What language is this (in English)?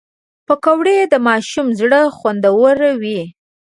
Pashto